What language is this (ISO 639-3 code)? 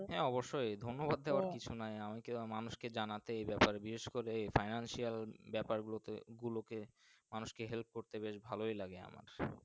ben